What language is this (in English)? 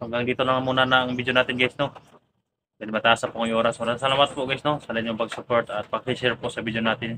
Filipino